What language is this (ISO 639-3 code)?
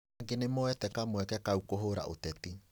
kik